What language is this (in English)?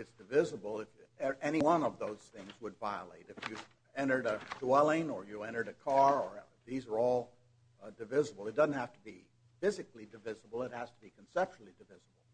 English